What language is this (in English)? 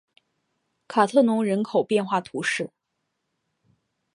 Chinese